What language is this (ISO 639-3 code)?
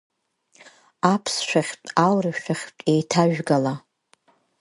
abk